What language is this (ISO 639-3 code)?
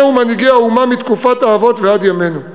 heb